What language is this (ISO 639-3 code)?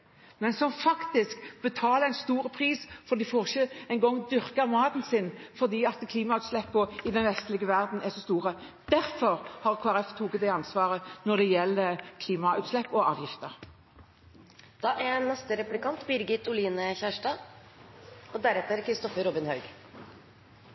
nob